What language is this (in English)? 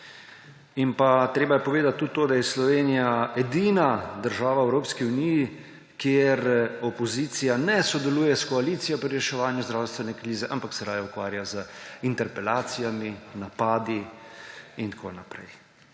Slovenian